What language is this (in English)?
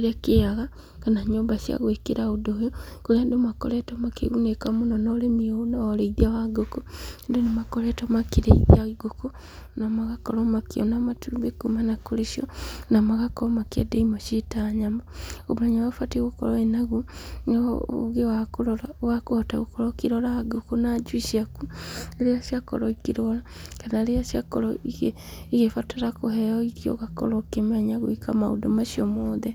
Kikuyu